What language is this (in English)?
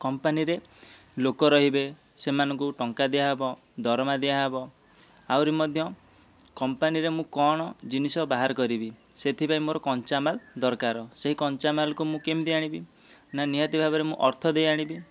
Odia